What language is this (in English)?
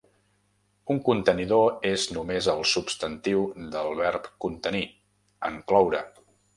Catalan